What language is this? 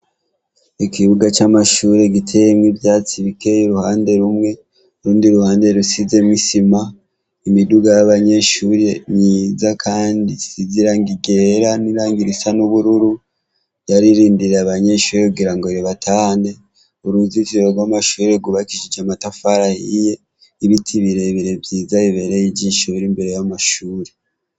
Rundi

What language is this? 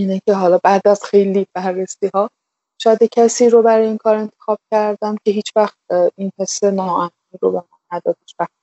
Persian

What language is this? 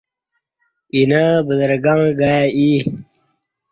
Kati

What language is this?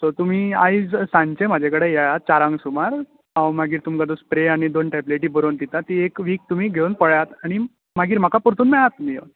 Konkani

